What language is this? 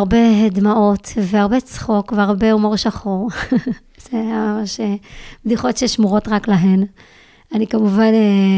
Hebrew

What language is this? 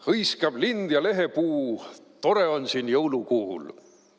Estonian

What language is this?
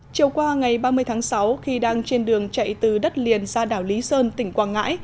Vietnamese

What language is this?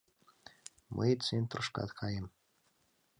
Mari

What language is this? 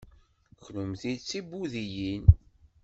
Kabyle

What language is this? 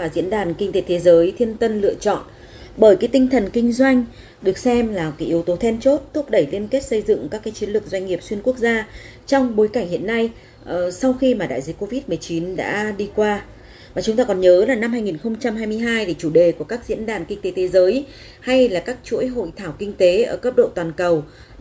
Vietnamese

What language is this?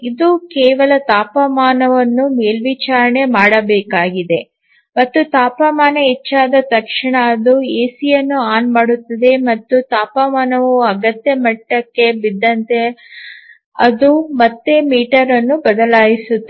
Kannada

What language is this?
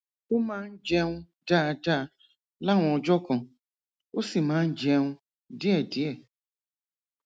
Yoruba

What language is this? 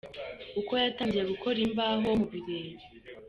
Kinyarwanda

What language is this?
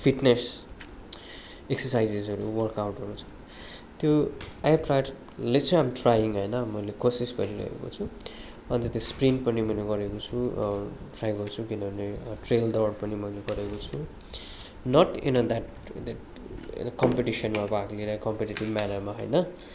Nepali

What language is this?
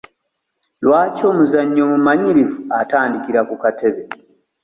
Ganda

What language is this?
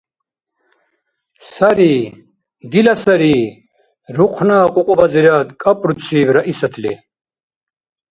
Dargwa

